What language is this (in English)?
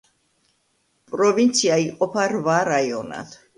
Georgian